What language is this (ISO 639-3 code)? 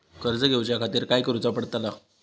mar